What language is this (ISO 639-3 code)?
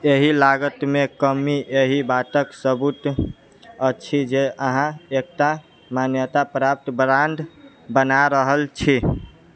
mai